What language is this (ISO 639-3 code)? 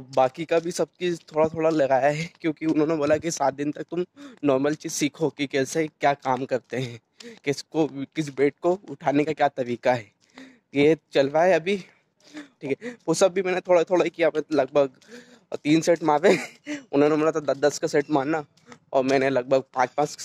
hin